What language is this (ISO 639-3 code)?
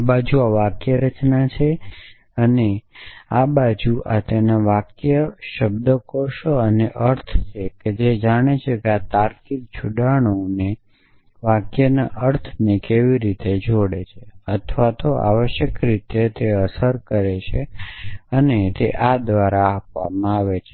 guj